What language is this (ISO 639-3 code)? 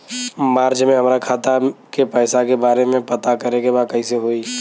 bho